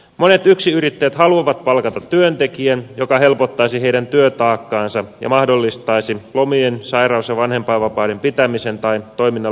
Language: Finnish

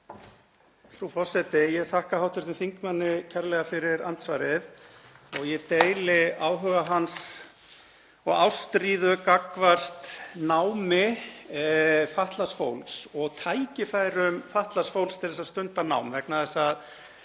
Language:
Icelandic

